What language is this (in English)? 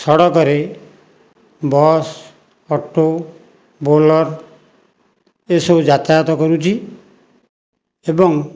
Odia